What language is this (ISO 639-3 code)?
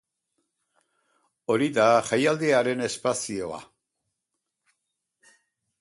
eus